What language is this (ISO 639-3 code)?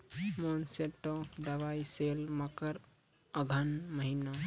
mai